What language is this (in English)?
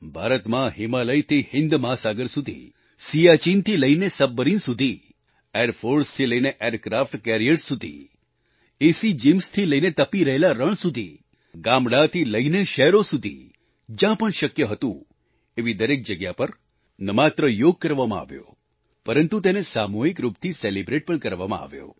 Gujarati